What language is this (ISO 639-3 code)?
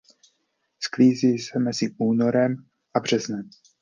ces